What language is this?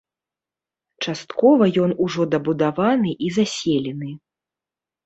Belarusian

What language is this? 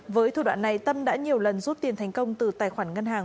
Vietnamese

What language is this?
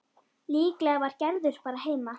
Icelandic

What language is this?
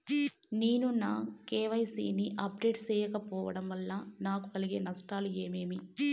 Telugu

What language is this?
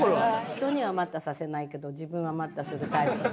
Japanese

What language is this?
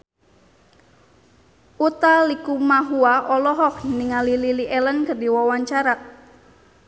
Sundanese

